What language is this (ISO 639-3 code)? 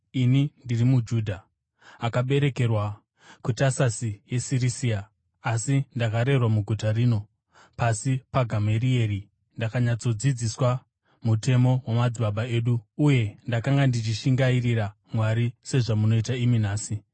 sna